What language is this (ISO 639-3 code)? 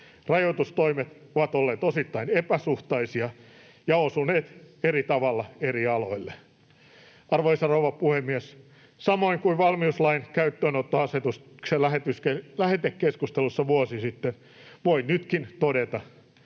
fin